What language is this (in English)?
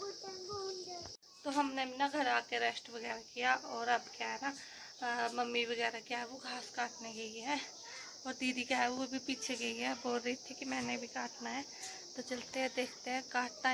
Hindi